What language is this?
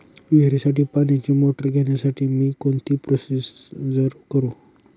Marathi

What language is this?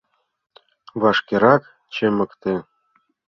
Mari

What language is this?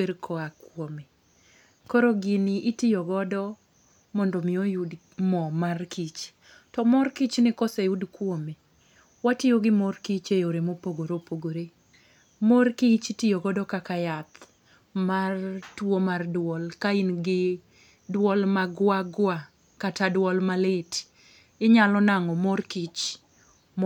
Luo (Kenya and Tanzania)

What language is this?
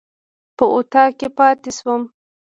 Pashto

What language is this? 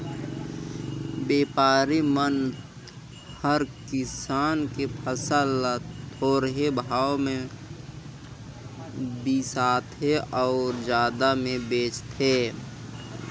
Chhattisgarhi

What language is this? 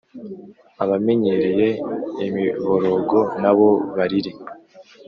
Kinyarwanda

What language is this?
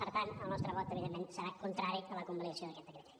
Catalan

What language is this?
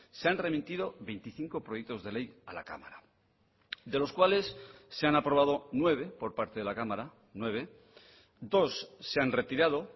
Spanish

